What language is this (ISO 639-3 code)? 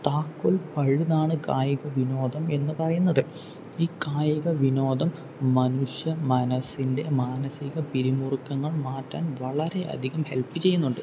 mal